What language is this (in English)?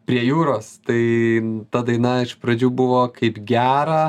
Lithuanian